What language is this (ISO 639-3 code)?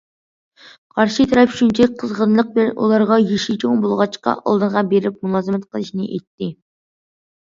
uig